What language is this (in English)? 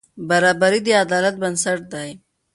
Pashto